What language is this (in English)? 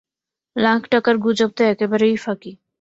Bangla